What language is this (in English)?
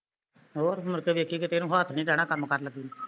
Punjabi